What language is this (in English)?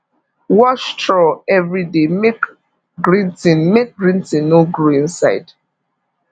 Nigerian Pidgin